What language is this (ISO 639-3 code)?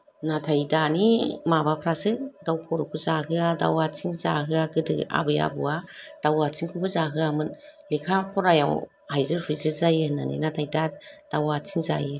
brx